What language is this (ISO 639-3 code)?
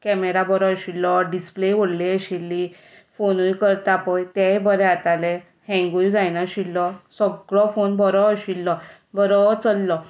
kok